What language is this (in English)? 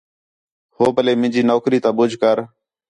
Khetrani